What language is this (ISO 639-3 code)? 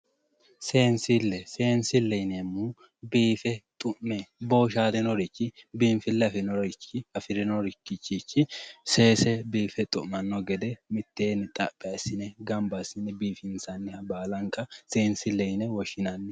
sid